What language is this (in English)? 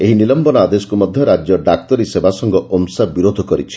Odia